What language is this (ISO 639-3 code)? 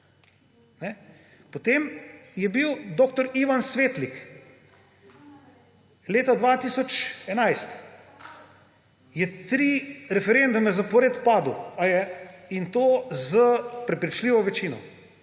slv